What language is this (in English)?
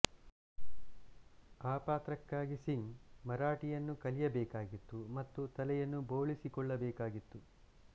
Kannada